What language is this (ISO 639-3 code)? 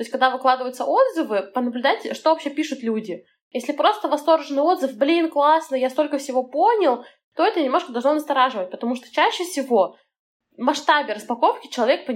rus